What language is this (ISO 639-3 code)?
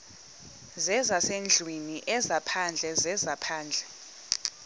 xho